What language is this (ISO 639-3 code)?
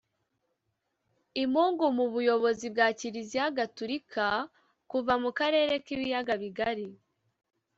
kin